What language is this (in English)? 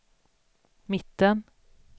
Swedish